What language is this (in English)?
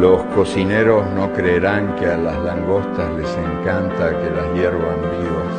Spanish